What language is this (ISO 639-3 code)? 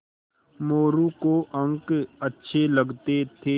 hin